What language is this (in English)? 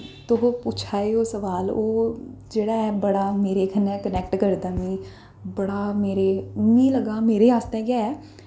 Dogri